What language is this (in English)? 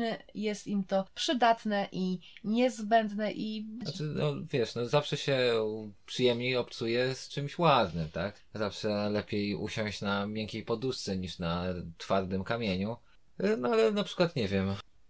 Polish